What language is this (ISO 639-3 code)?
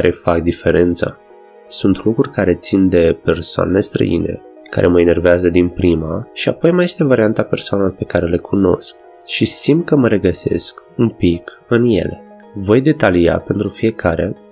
ron